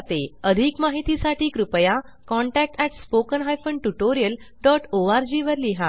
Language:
Marathi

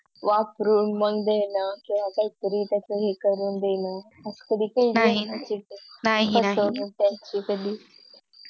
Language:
Marathi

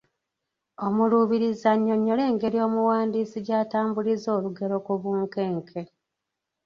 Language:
Ganda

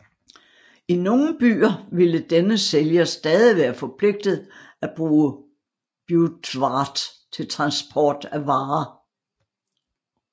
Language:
Danish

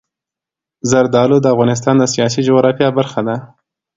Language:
Pashto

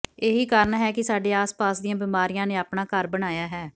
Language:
Punjabi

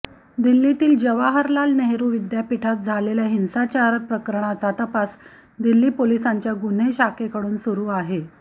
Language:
Marathi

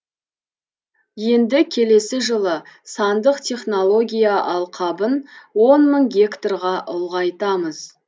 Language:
Kazakh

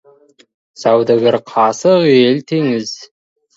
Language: Kazakh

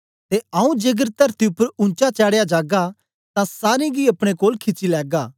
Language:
Dogri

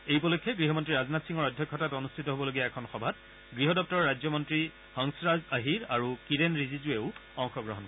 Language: Assamese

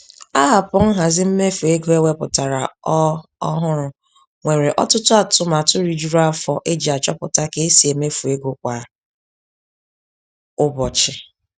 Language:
Igbo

